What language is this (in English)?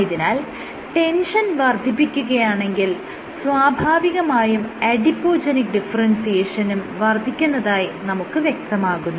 Malayalam